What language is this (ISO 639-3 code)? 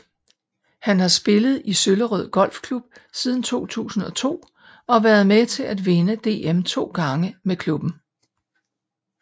dan